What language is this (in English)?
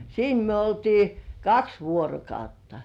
Finnish